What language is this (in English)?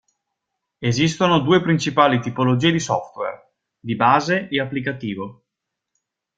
Italian